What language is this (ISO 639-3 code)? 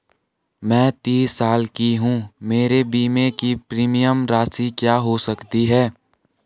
hin